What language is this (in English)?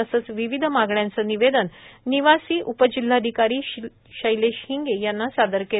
Marathi